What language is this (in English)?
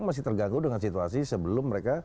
Indonesian